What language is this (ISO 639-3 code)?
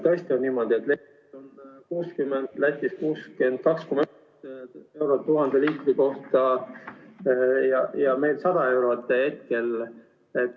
est